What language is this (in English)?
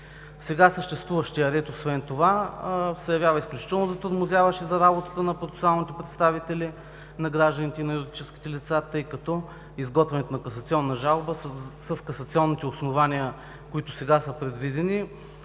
Bulgarian